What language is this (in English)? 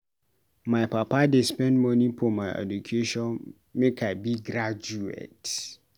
Nigerian Pidgin